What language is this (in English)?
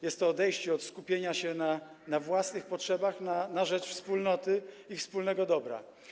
Polish